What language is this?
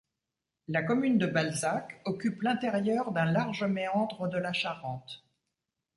French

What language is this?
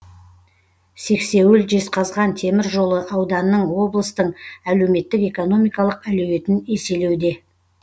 Kazakh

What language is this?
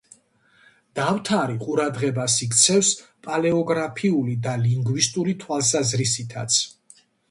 Georgian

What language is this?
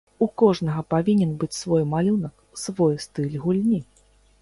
Belarusian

